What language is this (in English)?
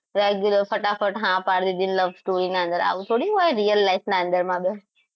Gujarati